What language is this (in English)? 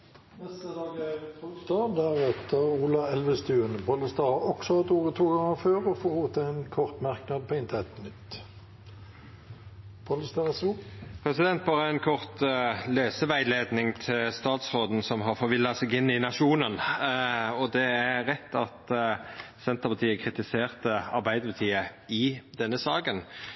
Norwegian